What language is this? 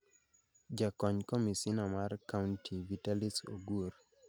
Luo (Kenya and Tanzania)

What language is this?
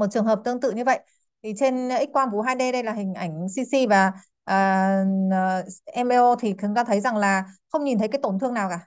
Vietnamese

